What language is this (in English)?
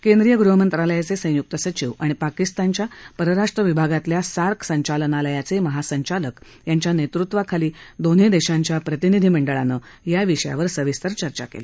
Marathi